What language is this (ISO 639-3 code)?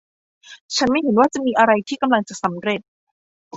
tha